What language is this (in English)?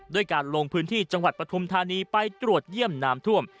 Thai